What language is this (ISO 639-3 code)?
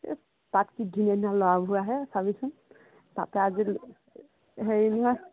asm